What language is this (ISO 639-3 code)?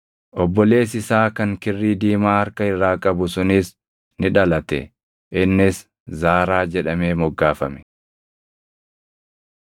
orm